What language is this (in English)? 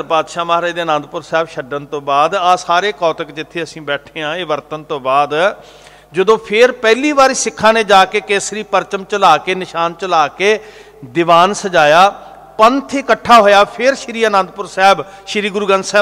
Punjabi